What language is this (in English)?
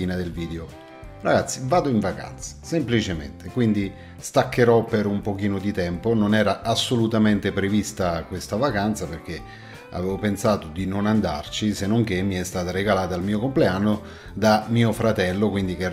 Italian